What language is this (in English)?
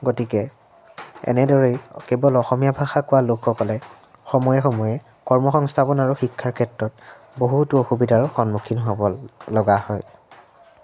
Assamese